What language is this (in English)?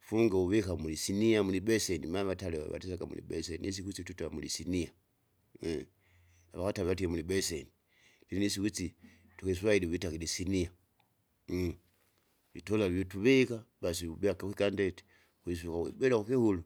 Kinga